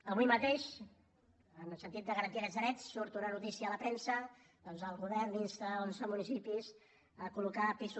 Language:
Catalan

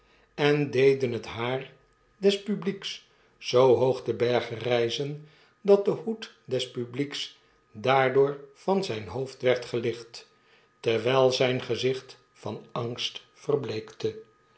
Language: Dutch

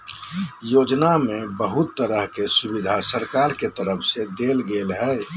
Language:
Magahi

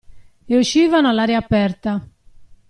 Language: Italian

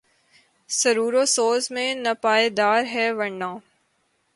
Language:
Urdu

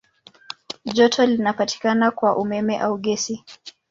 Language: Swahili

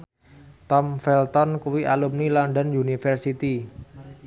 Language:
Javanese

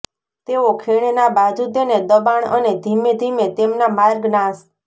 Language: Gujarati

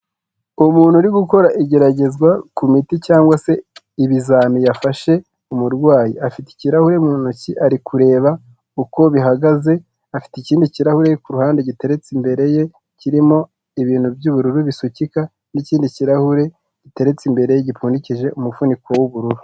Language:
Kinyarwanda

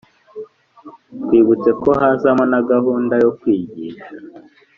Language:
Kinyarwanda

